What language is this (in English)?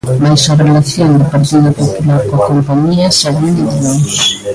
Galician